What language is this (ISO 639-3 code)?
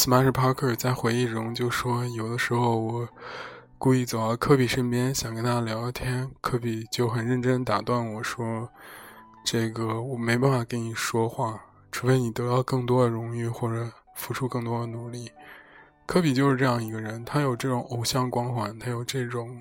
zho